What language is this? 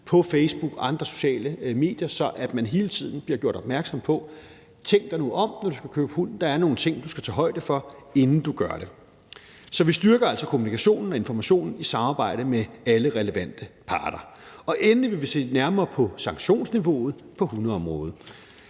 Danish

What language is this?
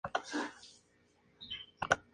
Spanish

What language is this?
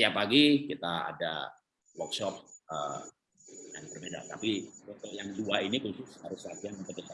Indonesian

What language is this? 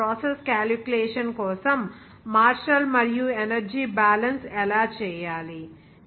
Telugu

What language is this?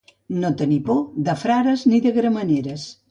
Catalan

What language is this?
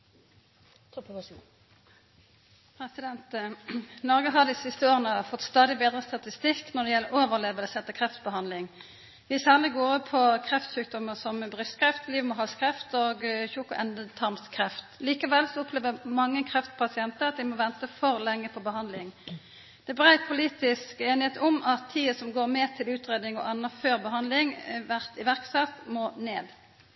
Norwegian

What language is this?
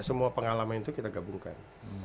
Indonesian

